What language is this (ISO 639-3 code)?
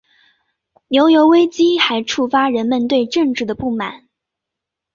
zho